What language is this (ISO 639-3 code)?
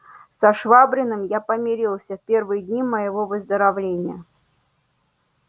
rus